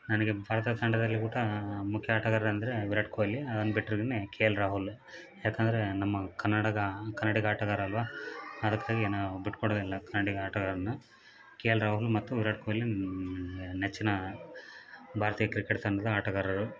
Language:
Kannada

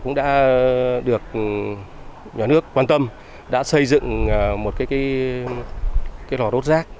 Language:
Vietnamese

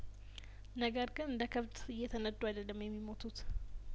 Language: Amharic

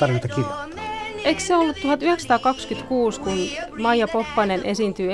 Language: Finnish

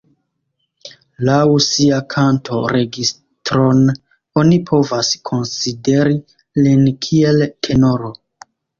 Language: Esperanto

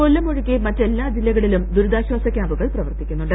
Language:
Malayalam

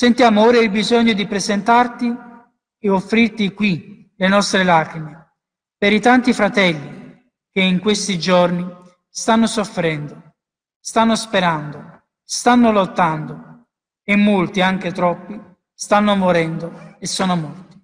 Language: Italian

